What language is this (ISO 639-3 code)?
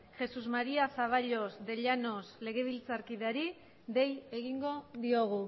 eus